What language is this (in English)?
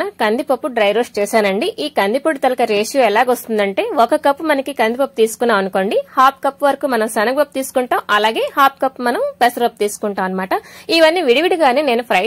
Romanian